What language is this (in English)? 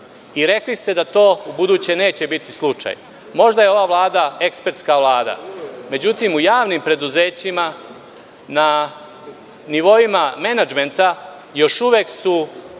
Serbian